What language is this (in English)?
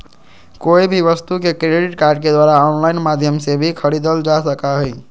Magahi